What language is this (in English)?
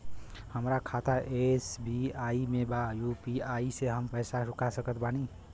Bhojpuri